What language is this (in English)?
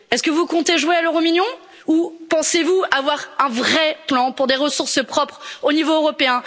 French